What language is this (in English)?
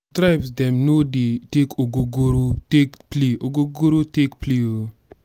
Nigerian Pidgin